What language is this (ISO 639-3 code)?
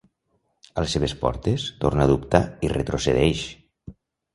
cat